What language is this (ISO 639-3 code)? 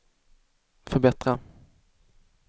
swe